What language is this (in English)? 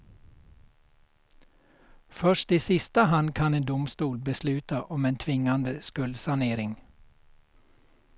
Swedish